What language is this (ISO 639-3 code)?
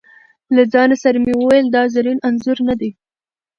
pus